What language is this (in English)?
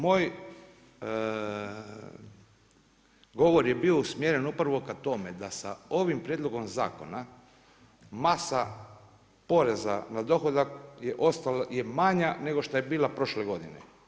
Croatian